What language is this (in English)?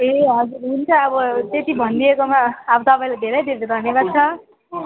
Nepali